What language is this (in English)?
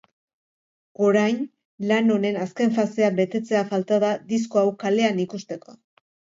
Basque